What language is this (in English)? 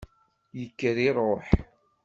Kabyle